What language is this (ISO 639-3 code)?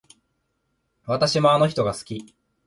jpn